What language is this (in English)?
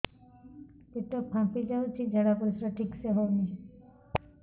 Odia